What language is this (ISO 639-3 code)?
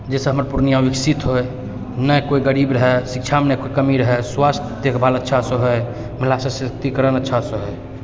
mai